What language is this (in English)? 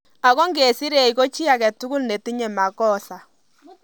Kalenjin